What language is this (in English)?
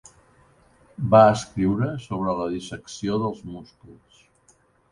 Catalan